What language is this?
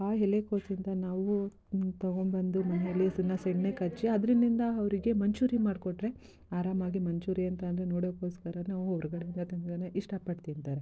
Kannada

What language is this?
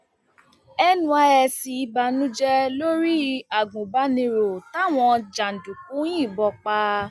Yoruba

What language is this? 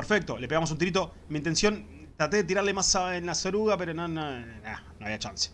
Spanish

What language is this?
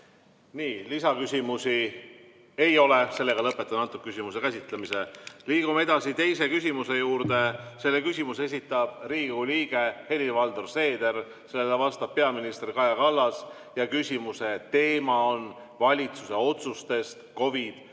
Estonian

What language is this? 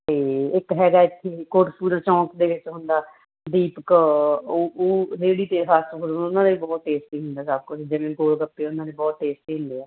Punjabi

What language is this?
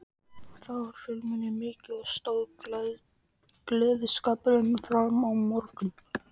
Icelandic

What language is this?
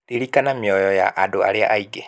Kikuyu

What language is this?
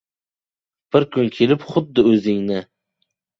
Uzbek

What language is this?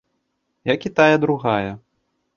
Belarusian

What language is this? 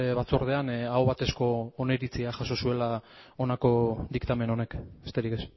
Basque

